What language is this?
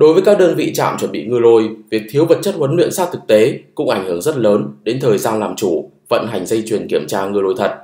Vietnamese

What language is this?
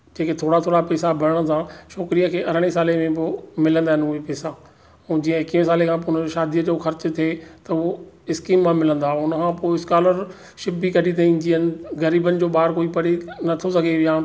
Sindhi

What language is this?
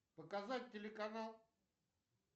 Russian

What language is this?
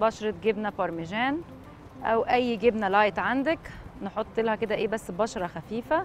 Arabic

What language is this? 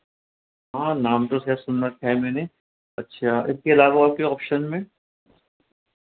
Urdu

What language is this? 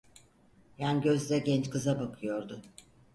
Turkish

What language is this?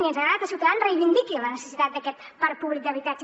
Catalan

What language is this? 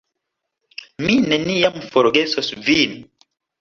Esperanto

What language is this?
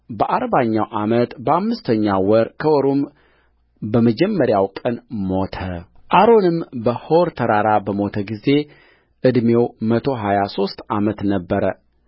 Amharic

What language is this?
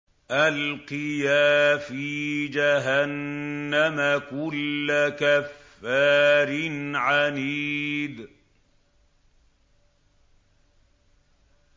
Arabic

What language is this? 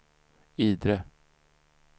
Swedish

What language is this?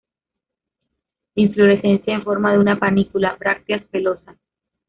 Spanish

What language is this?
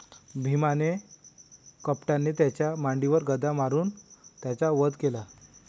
Marathi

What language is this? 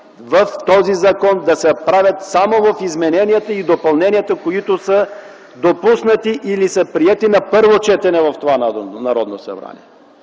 Bulgarian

